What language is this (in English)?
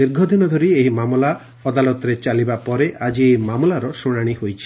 Odia